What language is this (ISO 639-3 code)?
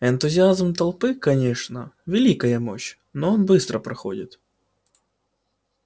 rus